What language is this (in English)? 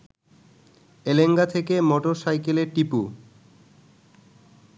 Bangla